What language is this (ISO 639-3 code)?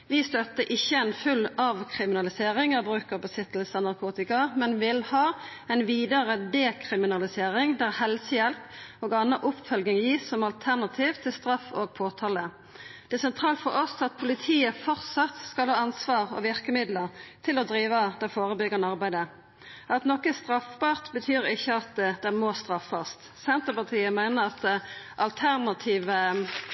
nno